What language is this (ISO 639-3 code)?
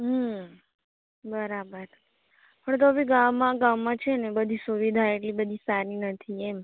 guj